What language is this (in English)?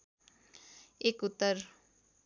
Nepali